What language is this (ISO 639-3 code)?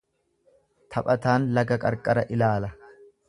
orm